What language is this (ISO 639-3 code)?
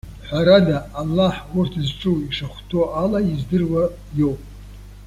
abk